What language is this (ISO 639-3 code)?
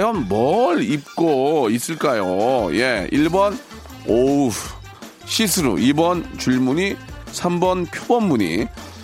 kor